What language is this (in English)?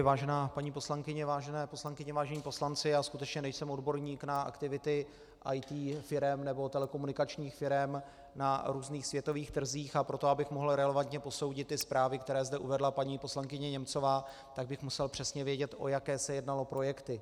Czech